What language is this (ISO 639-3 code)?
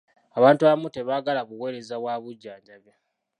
lug